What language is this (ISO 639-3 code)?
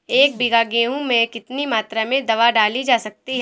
hin